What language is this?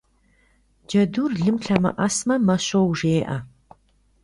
Kabardian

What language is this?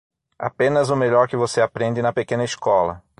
Portuguese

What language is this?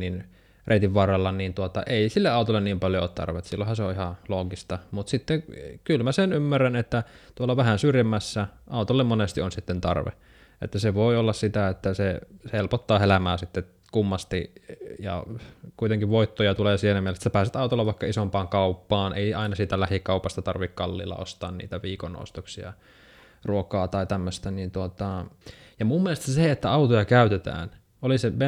Finnish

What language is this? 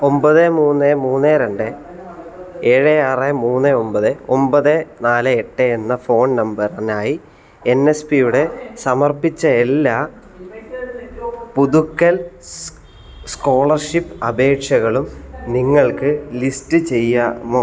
Malayalam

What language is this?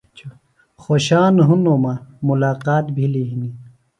Phalura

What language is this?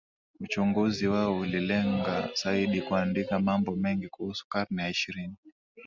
Swahili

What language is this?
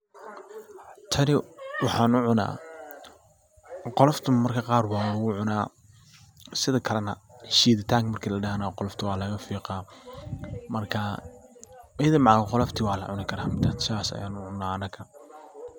Somali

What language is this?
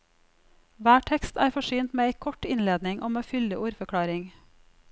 Norwegian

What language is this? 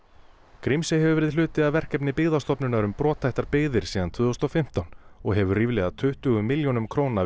Icelandic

